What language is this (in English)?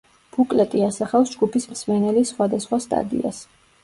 Georgian